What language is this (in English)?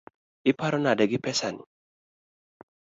Luo (Kenya and Tanzania)